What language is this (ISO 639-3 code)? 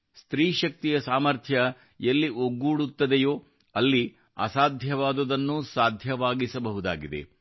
kan